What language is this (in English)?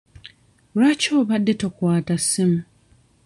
Ganda